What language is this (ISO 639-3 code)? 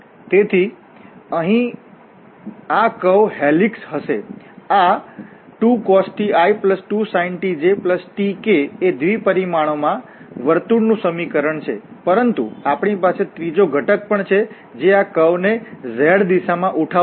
guj